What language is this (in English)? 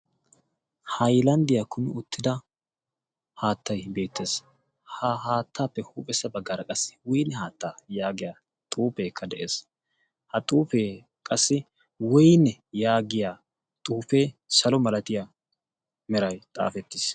Wolaytta